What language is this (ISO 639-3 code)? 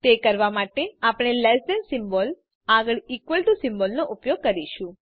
guj